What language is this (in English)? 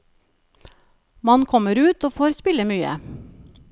Norwegian